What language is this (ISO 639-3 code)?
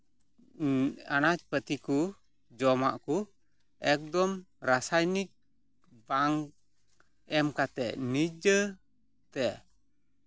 sat